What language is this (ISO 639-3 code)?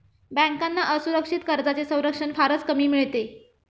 mar